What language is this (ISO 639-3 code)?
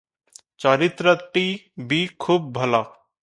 ori